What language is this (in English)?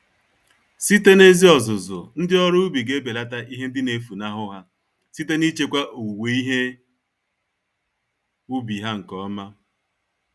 Igbo